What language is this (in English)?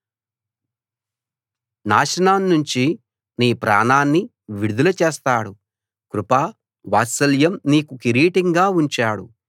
Telugu